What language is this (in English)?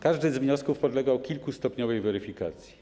Polish